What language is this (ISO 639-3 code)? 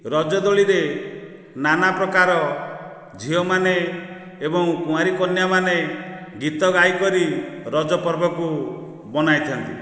ori